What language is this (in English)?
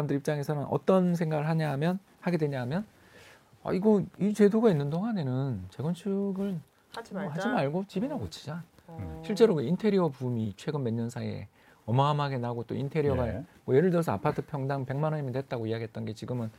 Korean